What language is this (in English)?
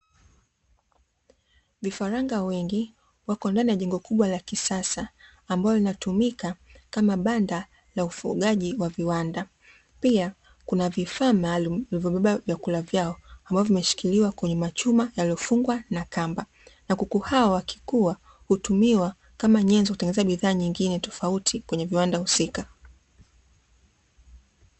Swahili